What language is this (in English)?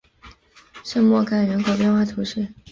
Chinese